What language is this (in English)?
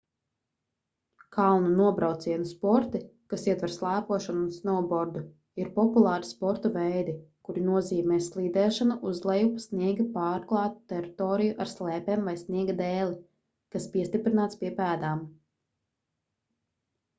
Latvian